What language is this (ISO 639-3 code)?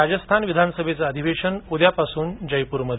mar